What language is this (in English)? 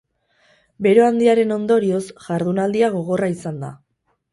Basque